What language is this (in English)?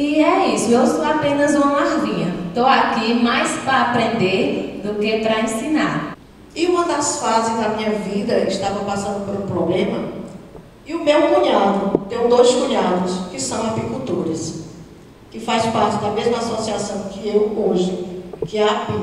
Portuguese